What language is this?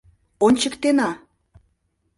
Mari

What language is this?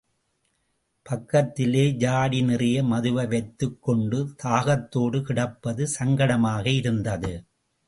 Tamil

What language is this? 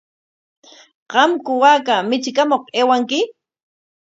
Corongo Ancash Quechua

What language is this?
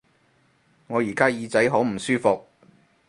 Cantonese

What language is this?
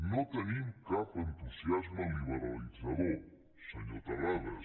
Catalan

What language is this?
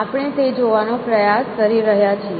Gujarati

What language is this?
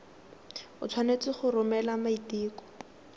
Tswana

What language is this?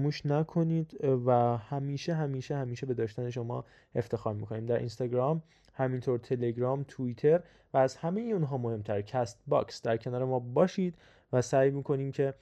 Persian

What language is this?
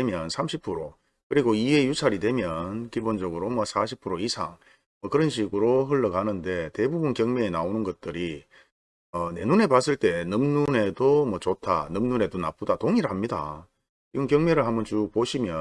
Korean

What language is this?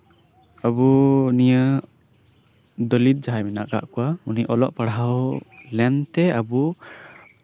Santali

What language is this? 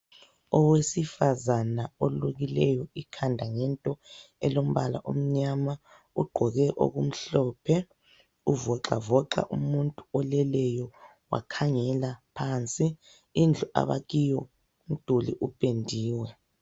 North Ndebele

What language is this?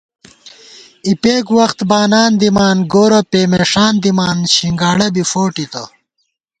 Gawar-Bati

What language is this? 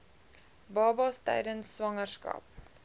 Afrikaans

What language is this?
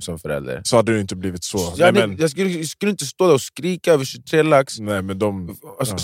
Swedish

